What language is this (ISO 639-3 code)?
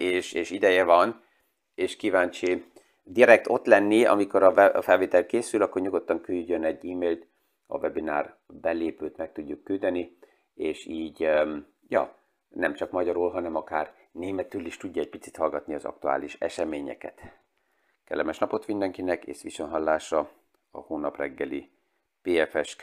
hun